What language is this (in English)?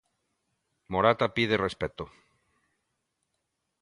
Galician